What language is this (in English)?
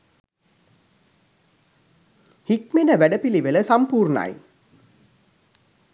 Sinhala